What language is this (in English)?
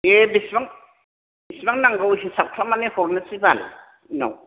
Bodo